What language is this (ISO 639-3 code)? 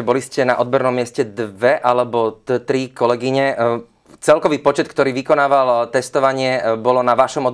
slk